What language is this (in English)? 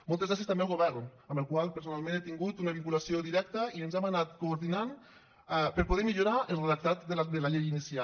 Catalan